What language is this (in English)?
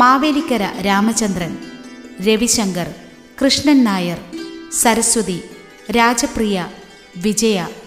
Malayalam